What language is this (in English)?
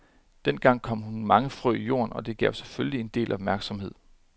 Danish